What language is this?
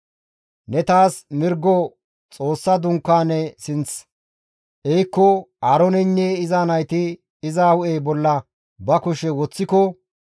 Gamo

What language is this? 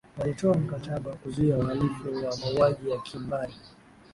Swahili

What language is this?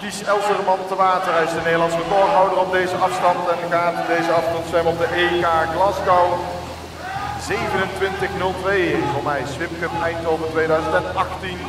Dutch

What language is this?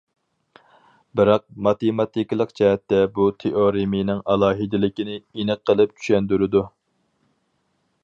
Uyghur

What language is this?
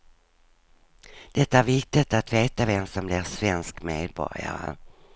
Swedish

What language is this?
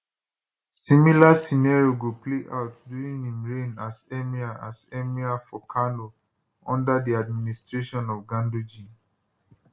Nigerian Pidgin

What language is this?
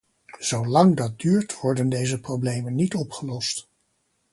Dutch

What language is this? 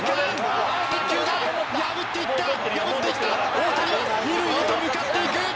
Japanese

